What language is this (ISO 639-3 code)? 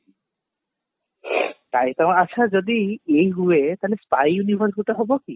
ori